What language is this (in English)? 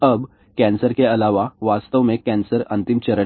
Hindi